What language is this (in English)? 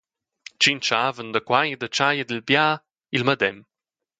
Romansh